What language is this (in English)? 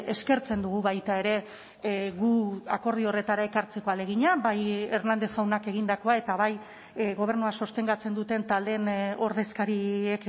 Basque